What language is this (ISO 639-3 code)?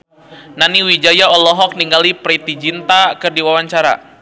sun